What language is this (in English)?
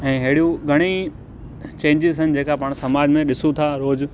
Sindhi